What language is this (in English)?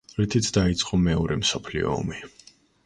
Georgian